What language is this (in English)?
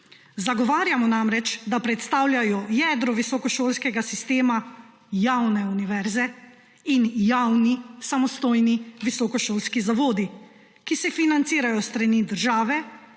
Slovenian